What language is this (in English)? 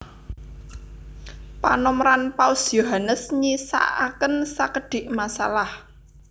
Javanese